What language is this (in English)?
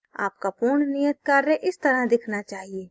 Hindi